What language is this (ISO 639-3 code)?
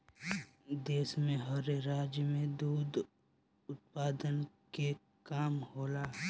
bho